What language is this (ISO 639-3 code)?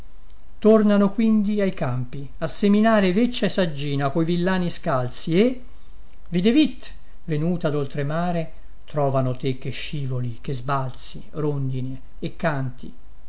ita